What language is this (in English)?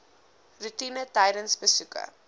Afrikaans